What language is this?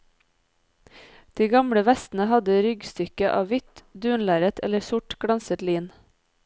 Norwegian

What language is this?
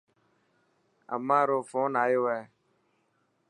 Dhatki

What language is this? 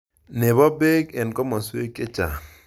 Kalenjin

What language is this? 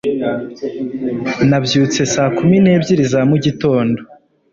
Kinyarwanda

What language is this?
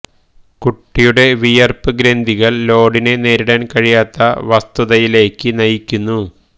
Malayalam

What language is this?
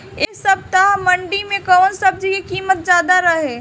Bhojpuri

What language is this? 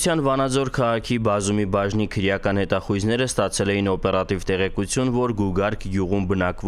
Romanian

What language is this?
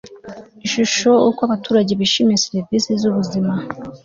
Kinyarwanda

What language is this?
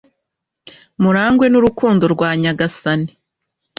Kinyarwanda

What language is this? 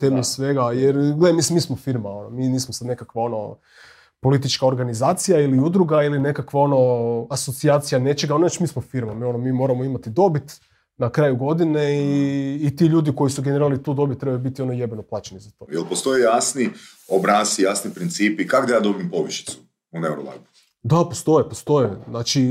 Croatian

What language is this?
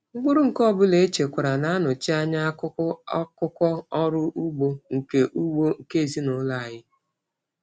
Igbo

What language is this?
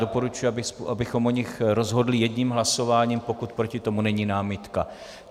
Czech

